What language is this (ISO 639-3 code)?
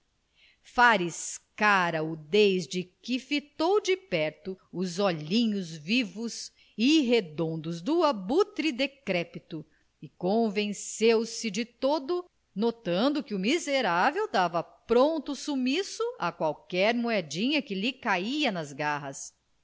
por